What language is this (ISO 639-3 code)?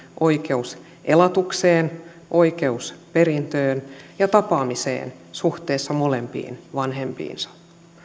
fin